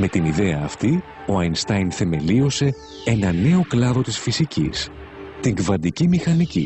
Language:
Greek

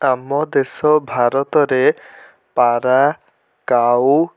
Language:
Odia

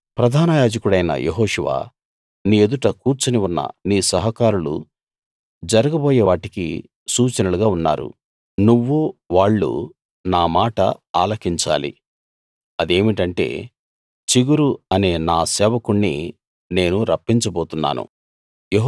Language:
Telugu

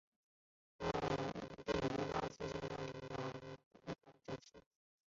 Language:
Chinese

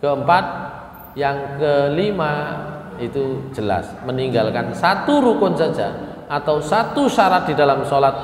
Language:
Indonesian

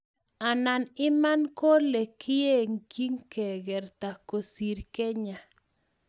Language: Kalenjin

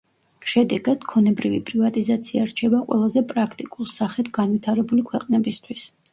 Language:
Georgian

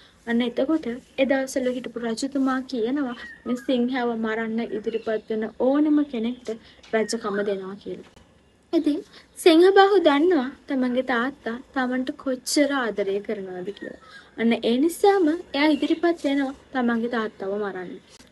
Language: Thai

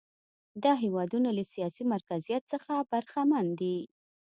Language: Pashto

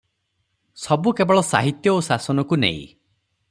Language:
Odia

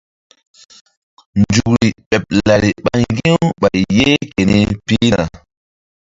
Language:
Mbum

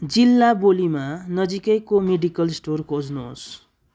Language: Nepali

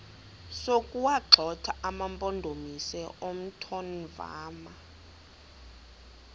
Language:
Xhosa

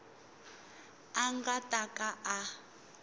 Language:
Tsonga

